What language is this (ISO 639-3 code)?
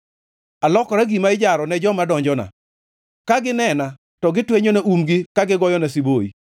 luo